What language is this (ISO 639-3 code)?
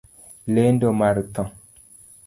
luo